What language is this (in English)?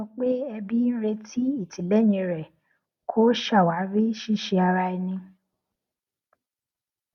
Yoruba